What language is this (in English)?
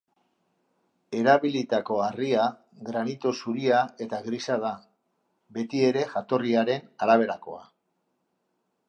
Basque